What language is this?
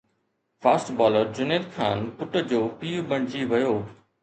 Sindhi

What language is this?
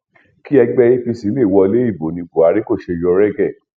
Yoruba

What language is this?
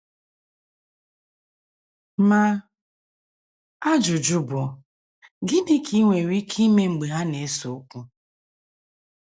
Igbo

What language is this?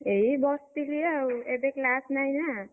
Odia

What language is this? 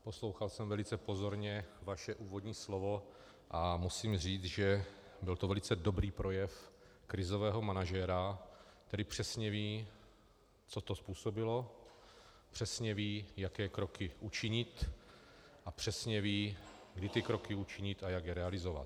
Czech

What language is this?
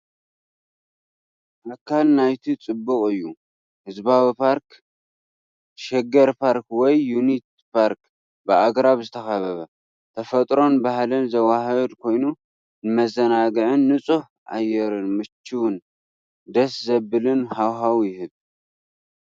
Tigrinya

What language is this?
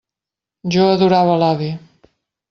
Catalan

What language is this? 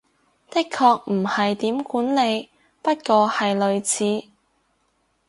Cantonese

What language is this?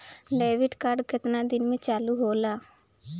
Bhojpuri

